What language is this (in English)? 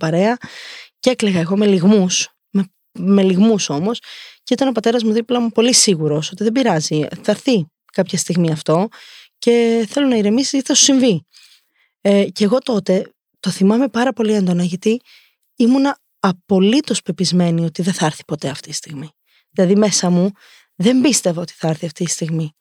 Greek